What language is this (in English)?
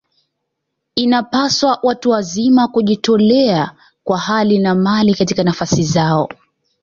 Swahili